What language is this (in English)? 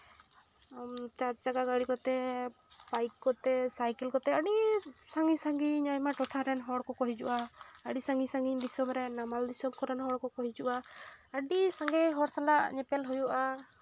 Santali